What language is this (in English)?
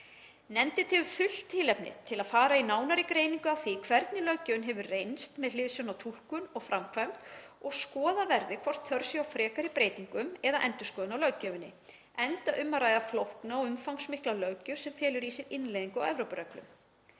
Icelandic